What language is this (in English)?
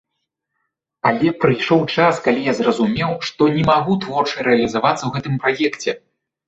Belarusian